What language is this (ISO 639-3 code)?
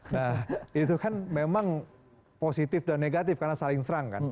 ind